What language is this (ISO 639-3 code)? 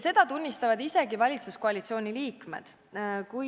est